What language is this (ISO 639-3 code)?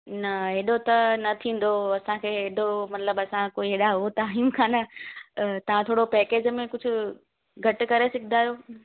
snd